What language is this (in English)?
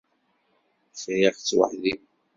Kabyle